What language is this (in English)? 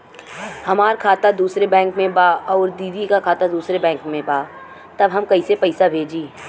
Bhojpuri